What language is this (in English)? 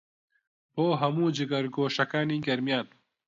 Central Kurdish